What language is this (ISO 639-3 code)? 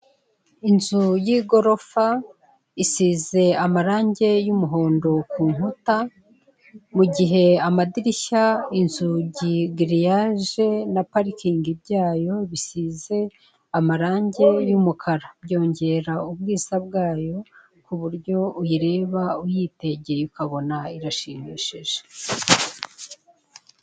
kin